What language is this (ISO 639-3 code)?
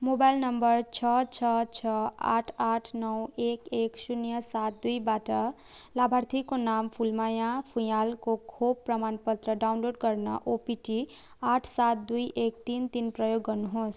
nep